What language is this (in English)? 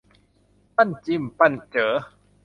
Thai